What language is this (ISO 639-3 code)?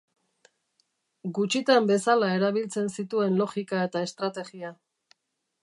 eus